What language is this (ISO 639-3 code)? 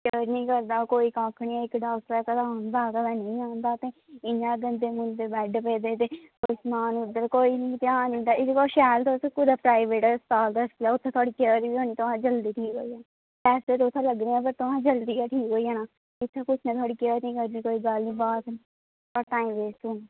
doi